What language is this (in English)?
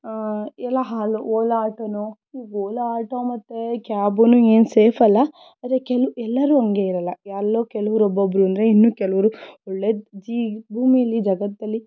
Kannada